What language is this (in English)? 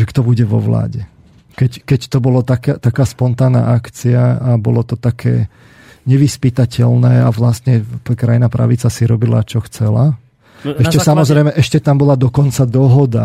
Slovak